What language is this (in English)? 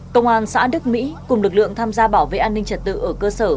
Vietnamese